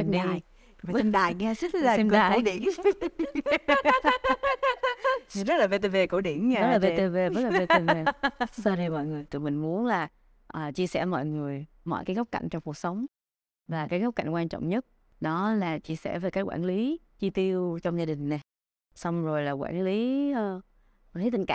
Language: Vietnamese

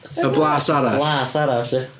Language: Welsh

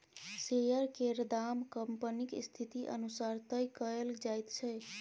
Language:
Maithili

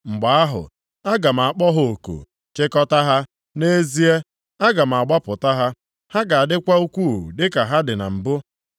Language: Igbo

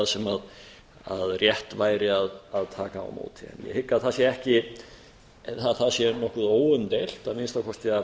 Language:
Icelandic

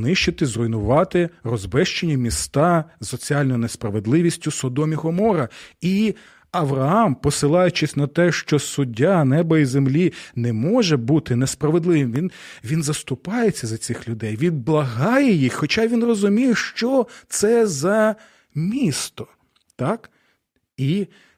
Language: Ukrainian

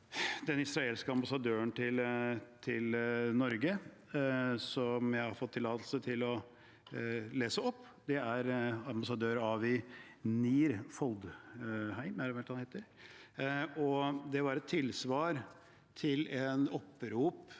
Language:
Norwegian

